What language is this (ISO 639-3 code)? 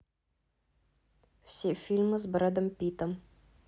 rus